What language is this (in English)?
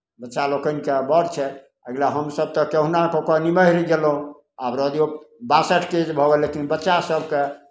Maithili